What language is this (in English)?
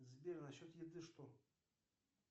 Russian